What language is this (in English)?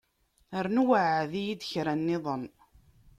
Kabyle